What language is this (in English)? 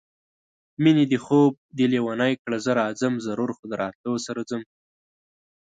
Pashto